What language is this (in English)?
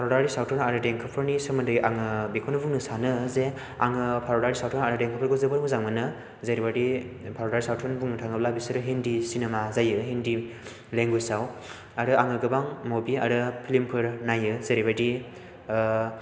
Bodo